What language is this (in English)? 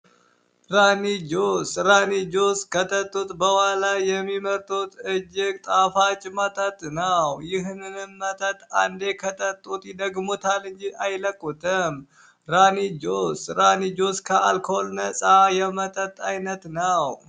Amharic